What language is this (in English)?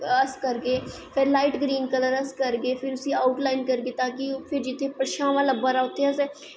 Dogri